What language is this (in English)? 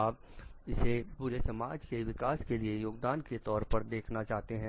Hindi